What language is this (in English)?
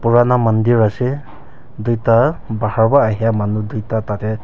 Naga Pidgin